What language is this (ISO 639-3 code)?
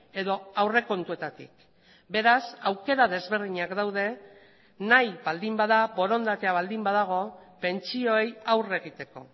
eus